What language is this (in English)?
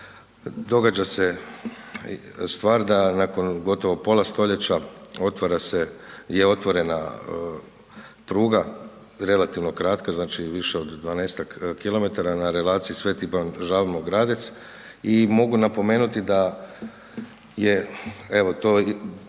Croatian